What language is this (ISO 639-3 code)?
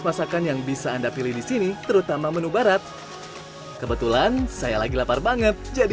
ind